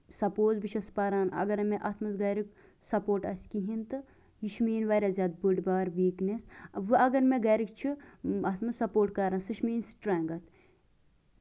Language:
Kashmiri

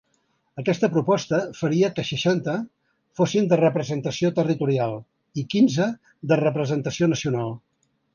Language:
Catalan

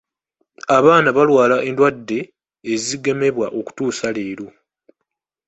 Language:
Ganda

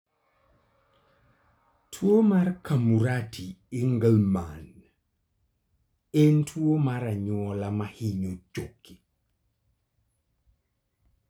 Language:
Luo (Kenya and Tanzania)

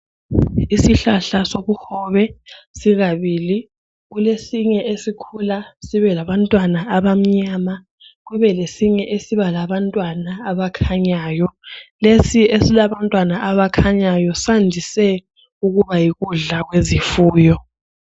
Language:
North Ndebele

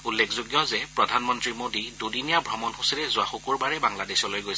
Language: Assamese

